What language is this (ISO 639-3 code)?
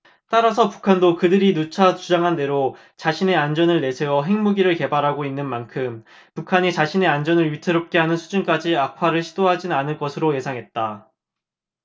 kor